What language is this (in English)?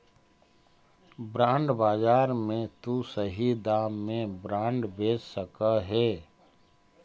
Magahi